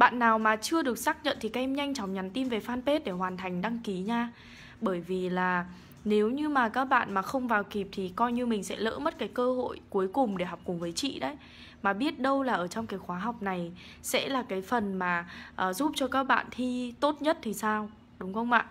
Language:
Vietnamese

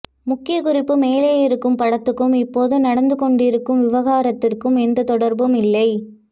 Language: Tamil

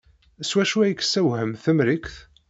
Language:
Kabyle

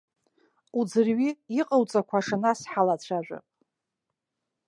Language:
Abkhazian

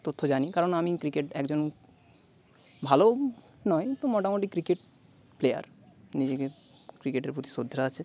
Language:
Bangla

